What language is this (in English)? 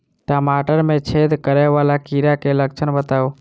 Maithili